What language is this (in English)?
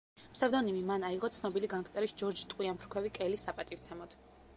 Georgian